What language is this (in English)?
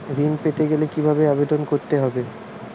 Bangla